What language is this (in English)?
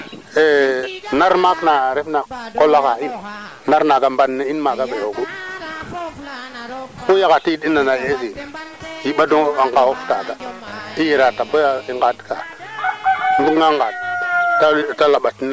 Serer